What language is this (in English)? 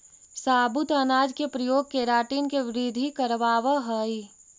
Magahi